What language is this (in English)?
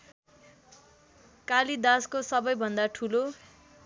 Nepali